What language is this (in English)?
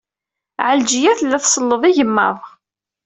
Kabyle